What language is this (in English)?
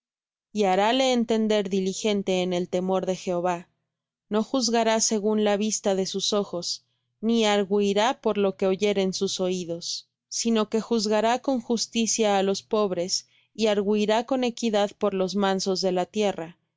Spanish